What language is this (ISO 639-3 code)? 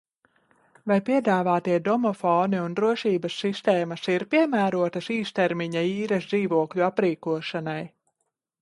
lav